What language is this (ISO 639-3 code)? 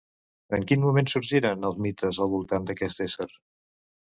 cat